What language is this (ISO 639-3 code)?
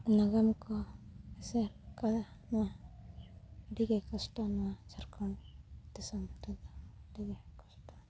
sat